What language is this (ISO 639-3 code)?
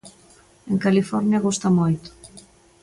glg